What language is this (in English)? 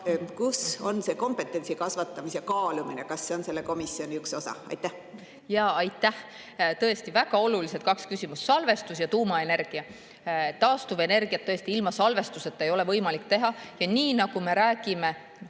Estonian